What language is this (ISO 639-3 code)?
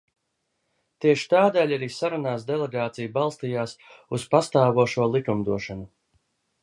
lav